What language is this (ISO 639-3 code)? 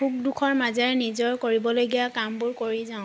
asm